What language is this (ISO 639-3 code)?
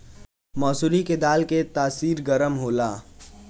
bho